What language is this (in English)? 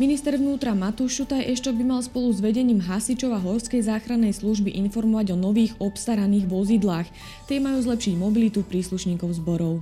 Slovak